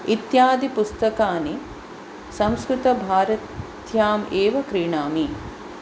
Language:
Sanskrit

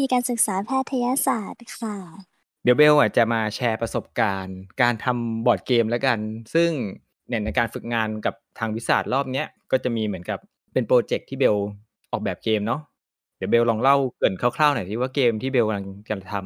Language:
Thai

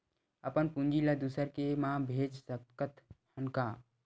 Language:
Chhattisgarhi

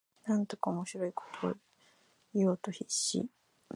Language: Japanese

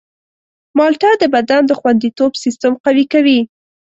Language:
Pashto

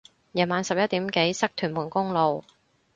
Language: Cantonese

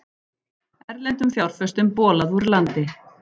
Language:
Icelandic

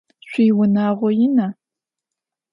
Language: Adyghe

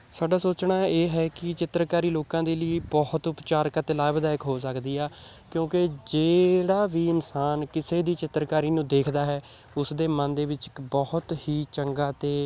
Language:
Punjabi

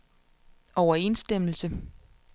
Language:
Danish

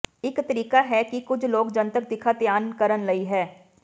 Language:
Punjabi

